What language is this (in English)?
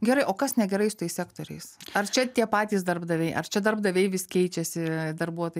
Lithuanian